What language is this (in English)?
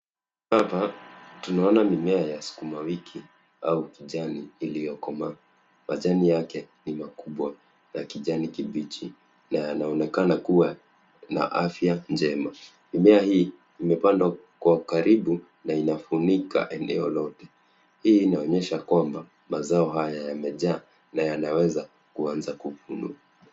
Swahili